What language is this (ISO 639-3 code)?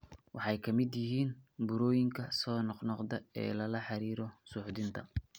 som